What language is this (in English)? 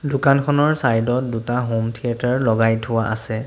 Assamese